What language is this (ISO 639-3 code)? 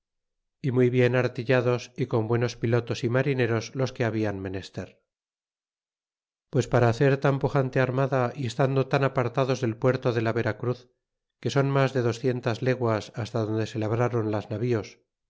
spa